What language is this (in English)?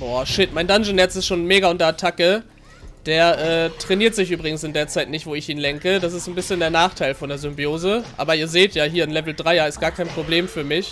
German